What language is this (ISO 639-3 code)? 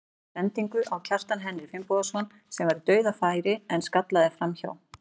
isl